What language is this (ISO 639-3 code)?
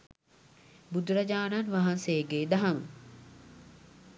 sin